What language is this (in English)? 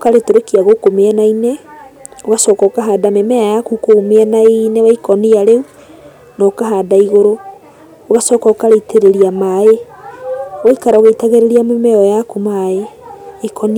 Kikuyu